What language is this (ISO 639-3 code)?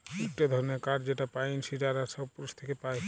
ben